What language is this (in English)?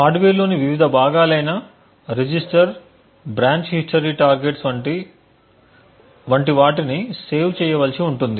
Telugu